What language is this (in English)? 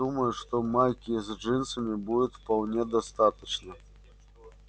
Russian